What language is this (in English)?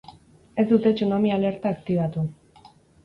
Basque